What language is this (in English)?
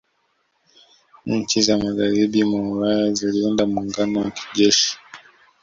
Swahili